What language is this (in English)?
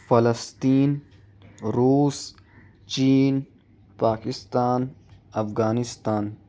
Urdu